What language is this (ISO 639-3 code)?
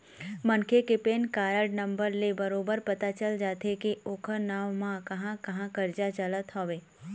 hne